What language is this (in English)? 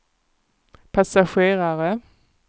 Swedish